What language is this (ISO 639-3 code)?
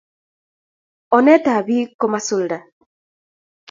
kln